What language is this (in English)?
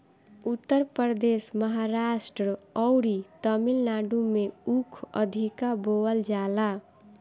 Bhojpuri